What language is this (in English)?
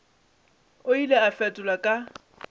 Northern Sotho